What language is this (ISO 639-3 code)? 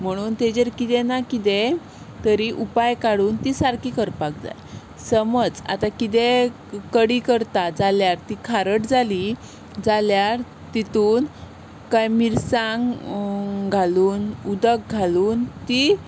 kok